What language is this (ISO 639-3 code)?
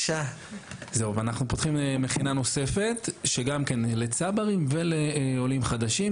heb